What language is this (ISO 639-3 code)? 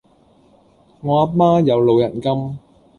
yue